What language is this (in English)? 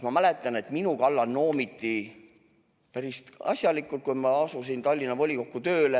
Estonian